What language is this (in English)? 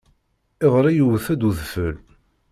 Kabyle